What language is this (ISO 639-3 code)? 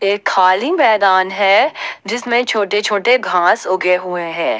hin